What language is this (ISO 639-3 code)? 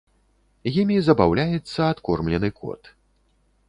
bel